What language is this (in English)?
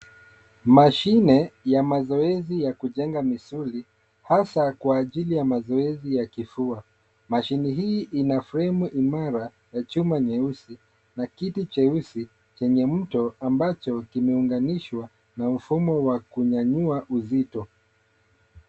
Swahili